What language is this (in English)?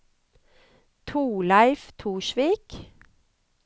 Norwegian